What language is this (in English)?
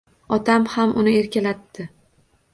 Uzbek